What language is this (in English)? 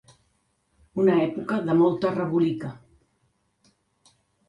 Catalan